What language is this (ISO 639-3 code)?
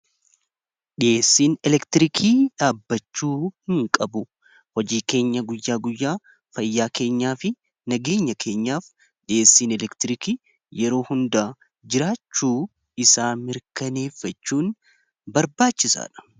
orm